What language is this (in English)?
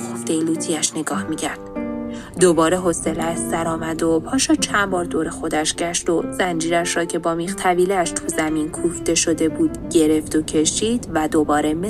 Persian